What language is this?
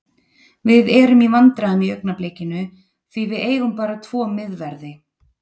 Icelandic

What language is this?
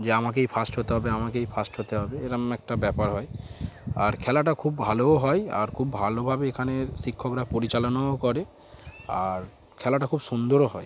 Bangla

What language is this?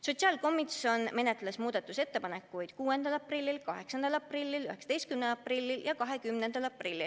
Estonian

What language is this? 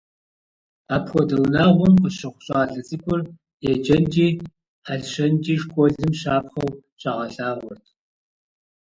Kabardian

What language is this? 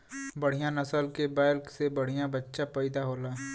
Bhojpuri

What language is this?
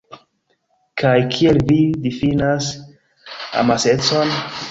Esperanto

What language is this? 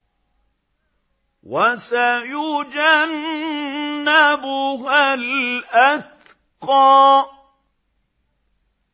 Arabic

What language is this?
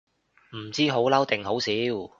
Cantonese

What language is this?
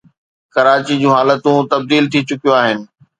Sindhi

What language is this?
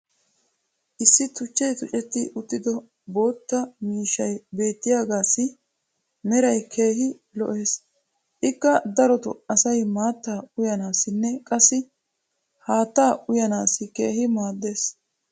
Wolaytta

